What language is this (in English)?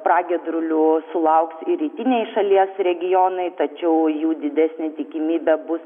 Lithuanian